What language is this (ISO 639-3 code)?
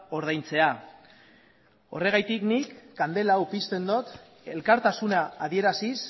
eus